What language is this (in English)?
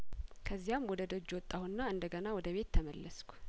Amharic